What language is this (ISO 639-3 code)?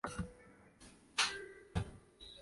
zho